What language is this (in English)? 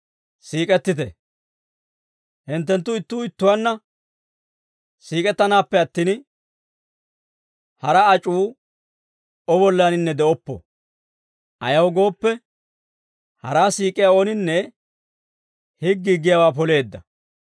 Dawro